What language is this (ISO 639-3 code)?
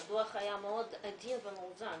heb